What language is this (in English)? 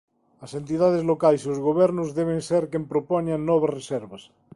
Galician